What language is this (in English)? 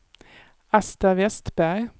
Swedish